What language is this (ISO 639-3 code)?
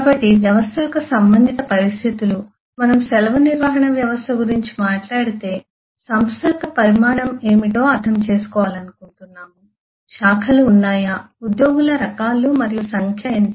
tel